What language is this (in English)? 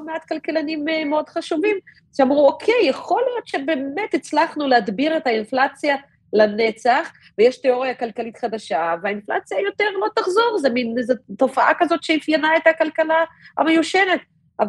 Hebrew